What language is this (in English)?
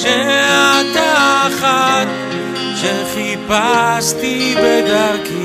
Hebrew